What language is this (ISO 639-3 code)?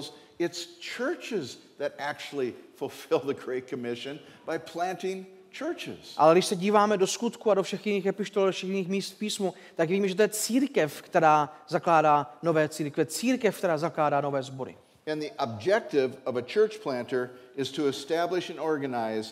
ces